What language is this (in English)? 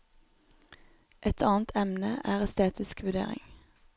Norwegian